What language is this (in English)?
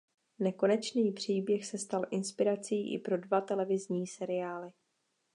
Czech